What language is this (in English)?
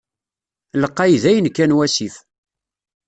Kabyle